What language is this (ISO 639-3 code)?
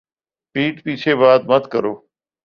urd